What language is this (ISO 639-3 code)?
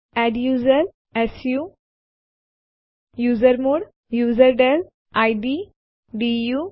guj